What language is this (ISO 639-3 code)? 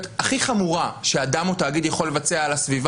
heb